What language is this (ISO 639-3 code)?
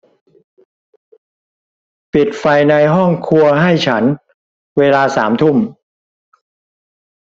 tha